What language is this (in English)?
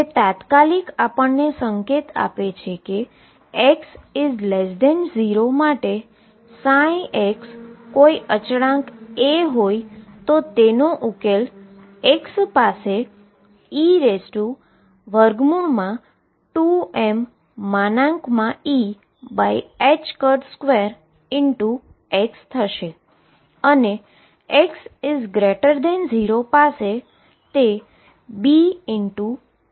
Gujarati